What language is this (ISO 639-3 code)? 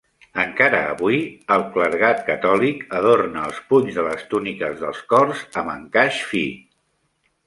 cat